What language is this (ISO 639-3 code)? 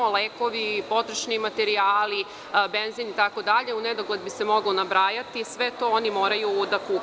srp